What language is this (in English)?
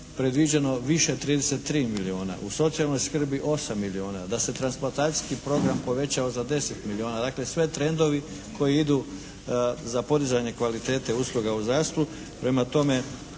Croatian